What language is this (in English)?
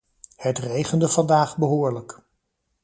Dutch